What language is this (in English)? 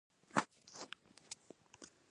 Pashto